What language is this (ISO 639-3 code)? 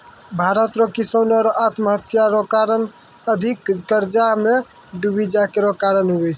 mai